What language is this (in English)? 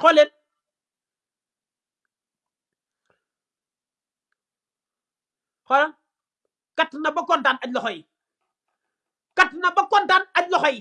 Indonesian